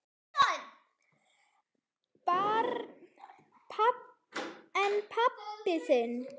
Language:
Icelandic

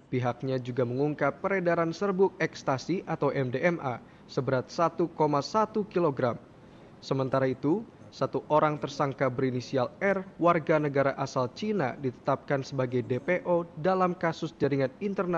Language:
Indonesian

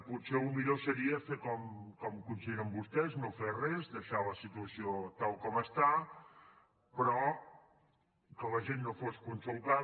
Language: Catalan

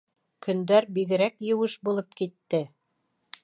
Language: Bashkir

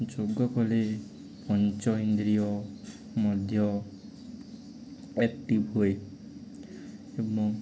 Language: Odia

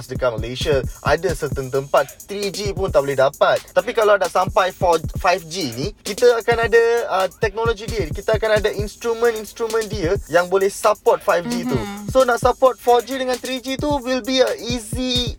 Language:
Malay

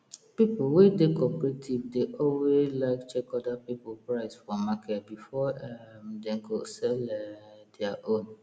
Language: Nigerian Pidgin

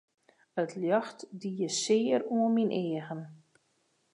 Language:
Western Frisian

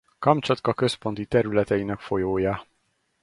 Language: Hungarian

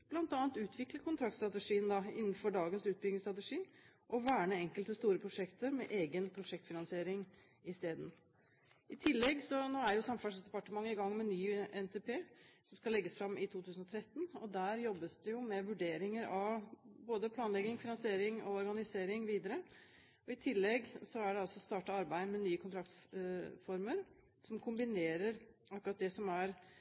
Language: Norwegian Bokmål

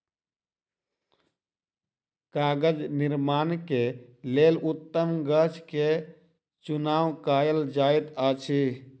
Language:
Maithili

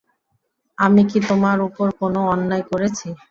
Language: Bangla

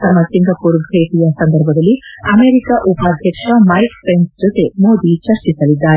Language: Kannada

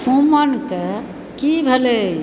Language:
Maithili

